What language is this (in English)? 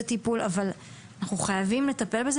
Hebrew